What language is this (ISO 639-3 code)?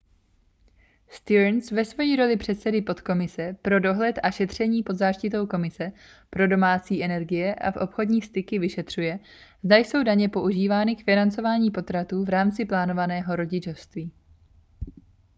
ces